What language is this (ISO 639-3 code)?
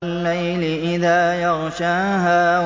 ara